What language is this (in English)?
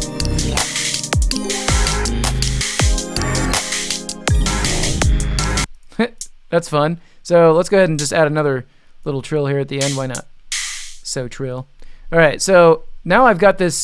English